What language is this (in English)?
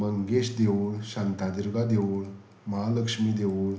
Konkani